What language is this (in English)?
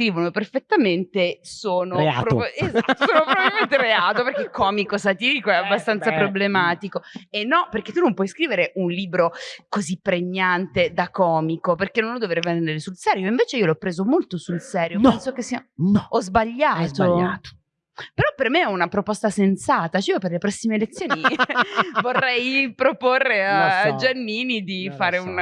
Italian